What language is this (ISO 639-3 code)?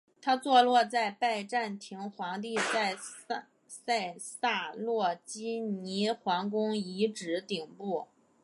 zho